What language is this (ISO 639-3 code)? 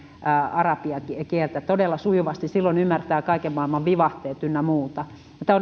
fin